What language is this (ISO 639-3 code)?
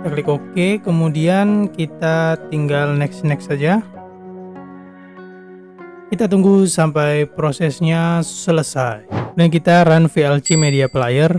ind